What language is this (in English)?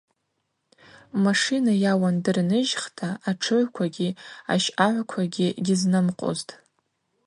Abaza